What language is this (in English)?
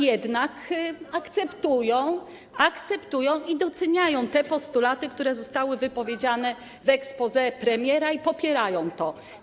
Polish